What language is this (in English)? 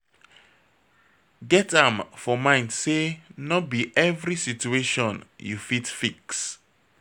Nigerian Pidgin